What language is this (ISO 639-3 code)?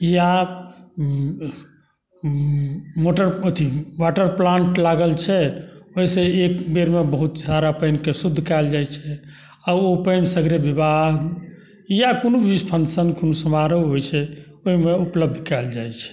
mai